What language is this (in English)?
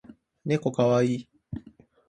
Japanese